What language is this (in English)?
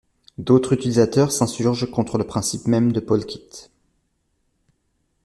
French